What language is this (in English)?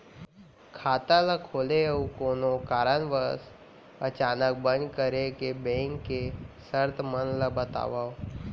Chhattisgarhi